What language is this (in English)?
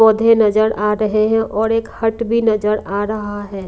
Hindi